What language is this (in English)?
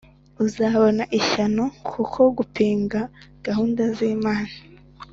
Kinyarwanda